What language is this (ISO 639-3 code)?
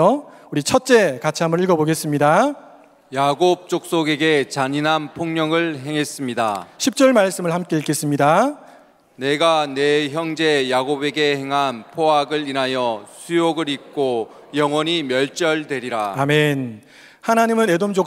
kor